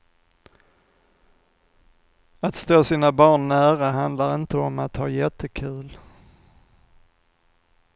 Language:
Swedish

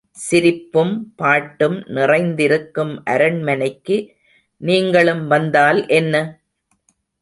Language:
Tamil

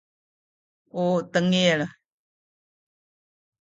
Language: Sakizaya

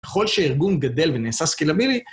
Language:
Hebrew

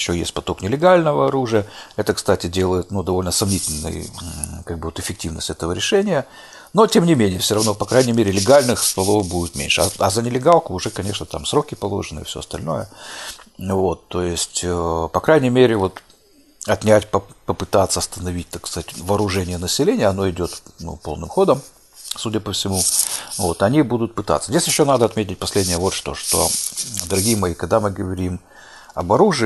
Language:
Russian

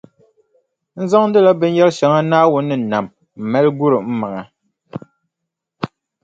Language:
Dagbani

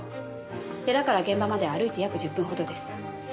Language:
Japanese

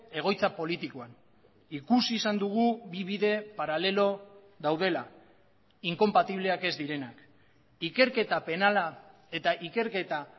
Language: Basque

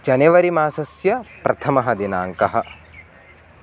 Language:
Sanskrit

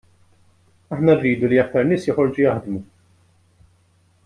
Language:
Maltese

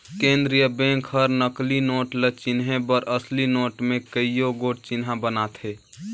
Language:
Chhattisgarhi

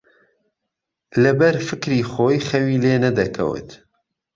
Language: Central Kurdish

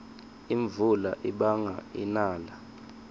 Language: Swati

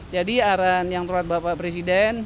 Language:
Indonesian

